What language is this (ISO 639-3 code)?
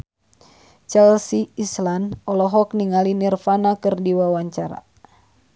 sun